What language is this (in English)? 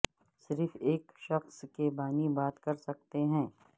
Urdu